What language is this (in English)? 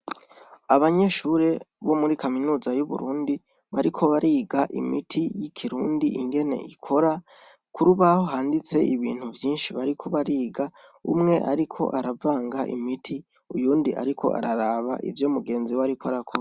Rundi